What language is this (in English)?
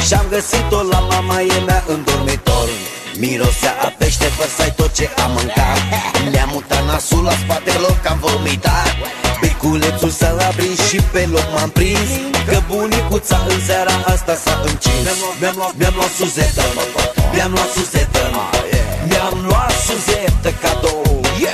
Romanian